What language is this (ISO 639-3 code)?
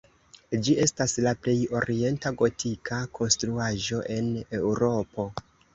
epo